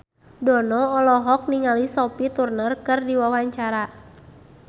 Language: Sundanese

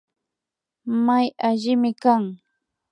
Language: Imbabura Highland Quichua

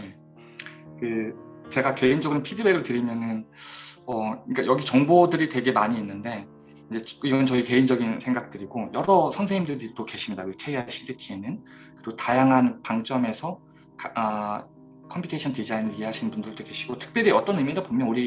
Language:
Korean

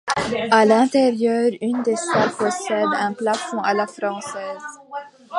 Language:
French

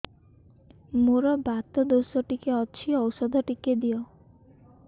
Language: Odia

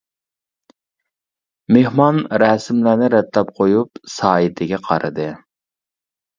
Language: Uyghur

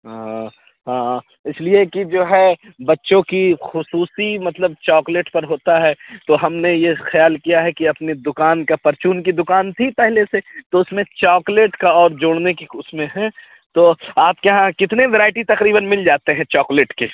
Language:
Urdu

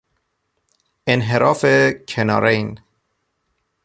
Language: Persian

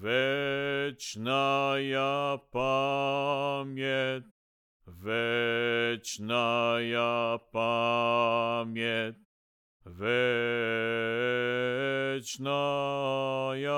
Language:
Bulgarian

